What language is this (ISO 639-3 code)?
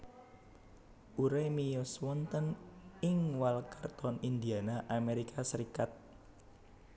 jav